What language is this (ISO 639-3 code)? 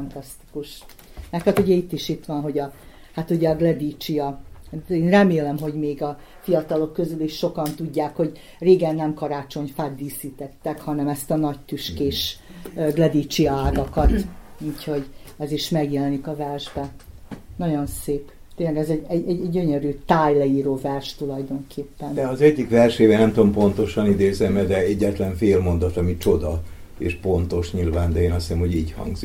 hun